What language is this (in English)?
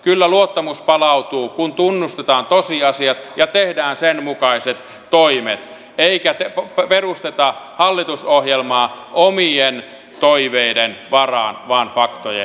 Finnish